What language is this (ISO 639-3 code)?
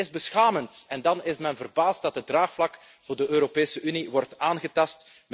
nld